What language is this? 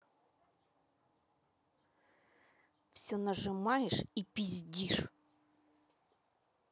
Russian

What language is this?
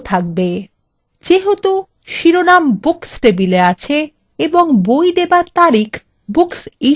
Bangla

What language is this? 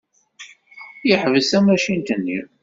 Kabyle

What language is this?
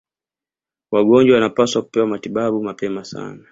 Swahili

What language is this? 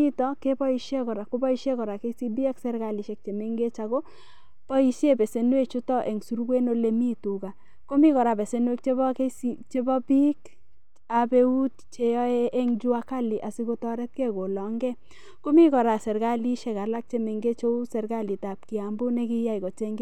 Kalenjin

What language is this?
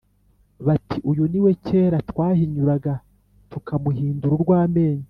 Kinyarwanda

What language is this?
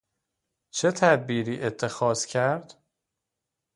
Persian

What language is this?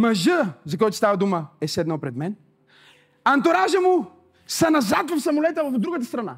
Bulgarian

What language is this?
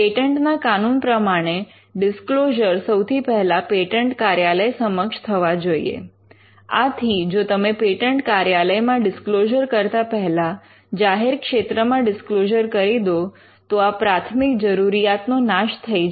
Gujarati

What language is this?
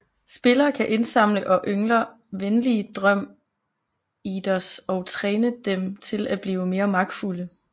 Danish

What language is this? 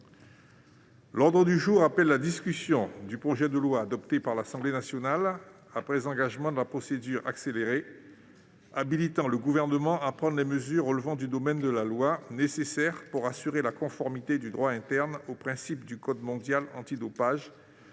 French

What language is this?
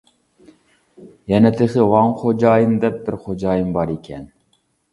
Uyghur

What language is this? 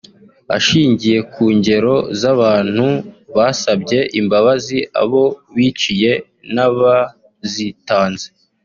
Kinyarwanda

